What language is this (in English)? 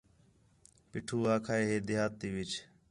Khetrani